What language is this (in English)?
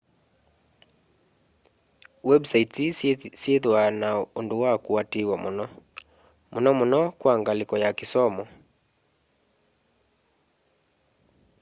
Kamba